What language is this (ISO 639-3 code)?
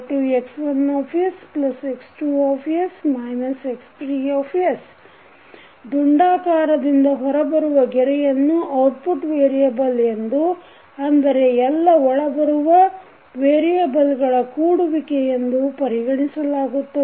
kan